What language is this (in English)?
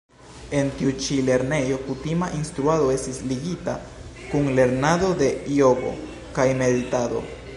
Esperanto